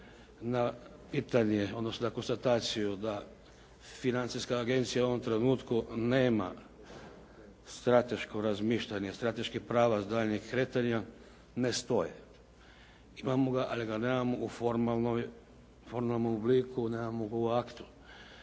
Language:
Croatian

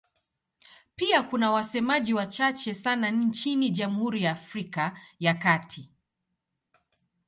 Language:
Swahili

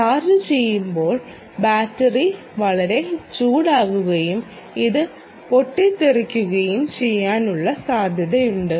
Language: Malayalam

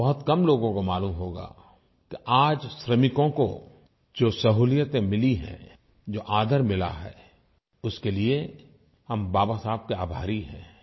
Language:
Hindi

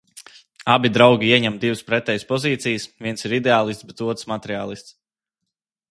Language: Latvian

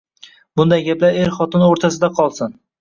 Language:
Uzbek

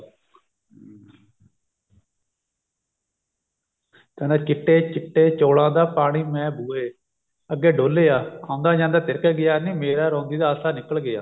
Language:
Punjabi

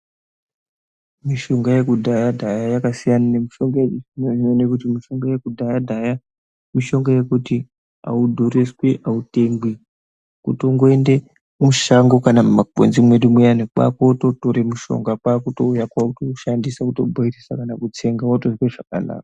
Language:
Ndau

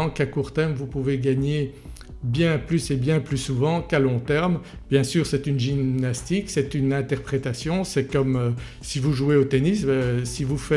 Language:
French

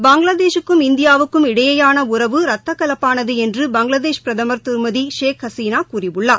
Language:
Tamil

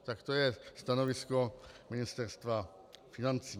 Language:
Czech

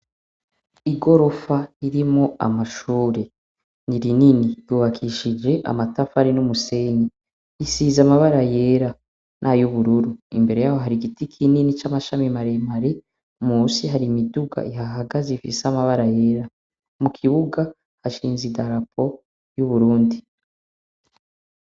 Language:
Rundi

